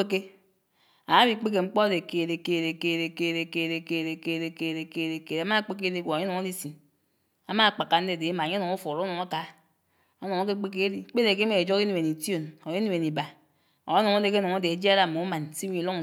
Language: Anaang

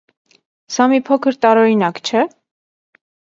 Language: Armenian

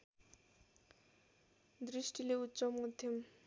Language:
Nepali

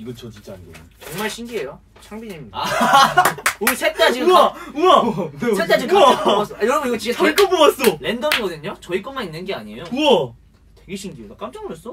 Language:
Korean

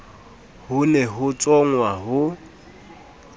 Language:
Southern Sotho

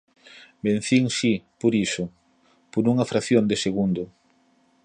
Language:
Galician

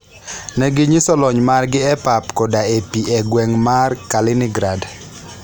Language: Luo (Kenya and Tanzania)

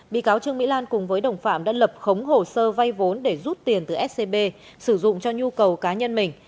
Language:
Vietnamese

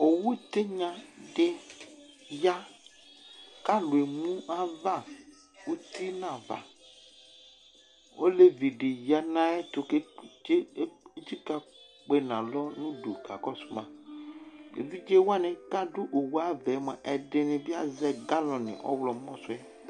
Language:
Ikposo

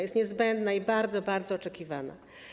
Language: Polish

